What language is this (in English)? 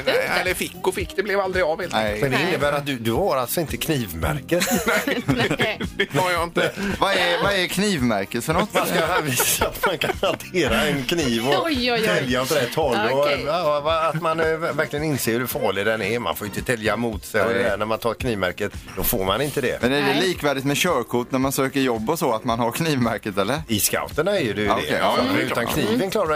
Swedish